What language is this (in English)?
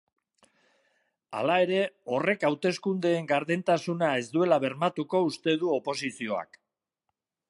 Basque